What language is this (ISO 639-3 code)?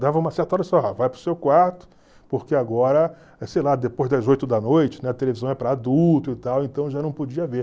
por